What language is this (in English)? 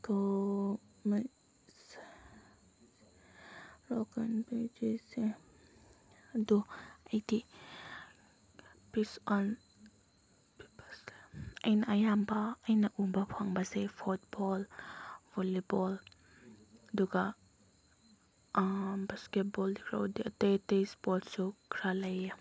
Manipuri